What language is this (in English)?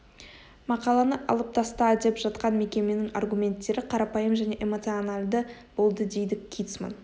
Kazakh